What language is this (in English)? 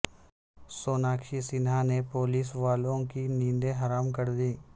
Urdu